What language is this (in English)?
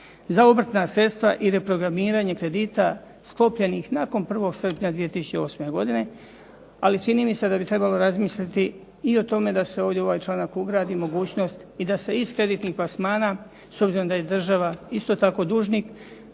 Croatian